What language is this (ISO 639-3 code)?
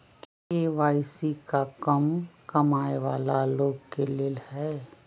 mag